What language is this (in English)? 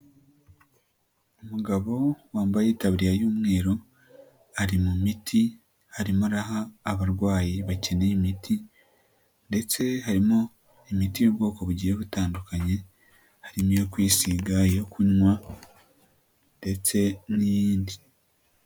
Kinyarwanda